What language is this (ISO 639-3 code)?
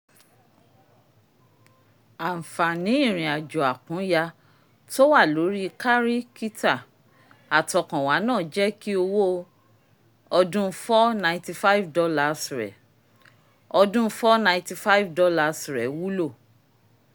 yor